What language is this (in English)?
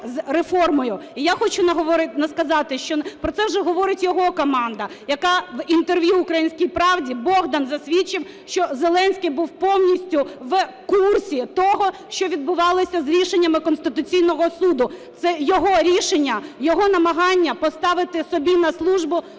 Ukrainian